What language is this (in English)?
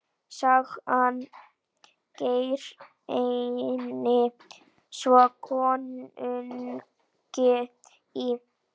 Icelandic